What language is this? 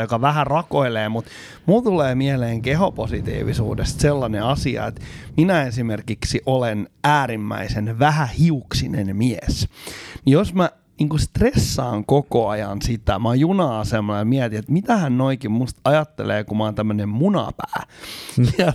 Finnish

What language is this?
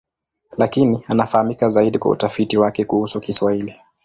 Swahili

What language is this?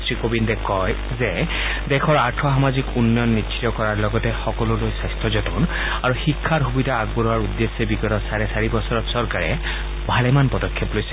Assamese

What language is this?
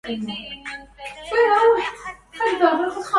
Arabic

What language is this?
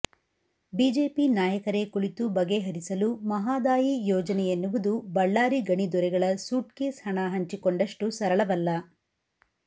Kannada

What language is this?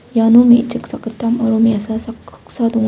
Garo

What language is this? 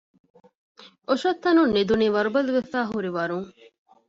Divehi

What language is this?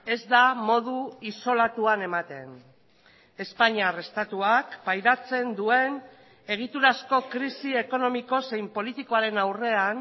Basque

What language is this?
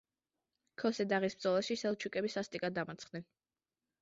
Georgian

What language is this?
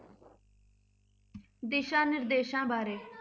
Punjabi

